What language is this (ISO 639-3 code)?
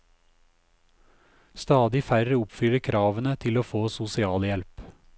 nor